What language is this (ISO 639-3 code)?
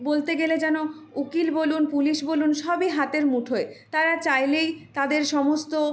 ben